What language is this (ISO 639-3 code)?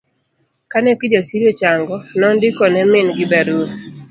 luo